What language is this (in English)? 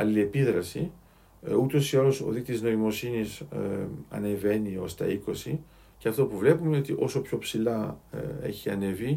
Greek